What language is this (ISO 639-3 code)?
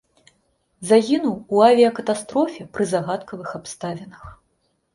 bel